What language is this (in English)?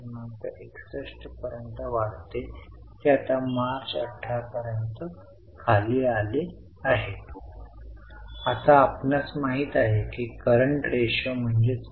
Marathi